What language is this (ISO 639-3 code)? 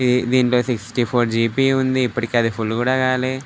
tel